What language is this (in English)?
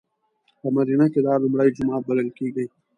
Pashto